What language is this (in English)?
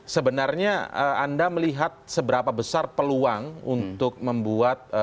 Indonesian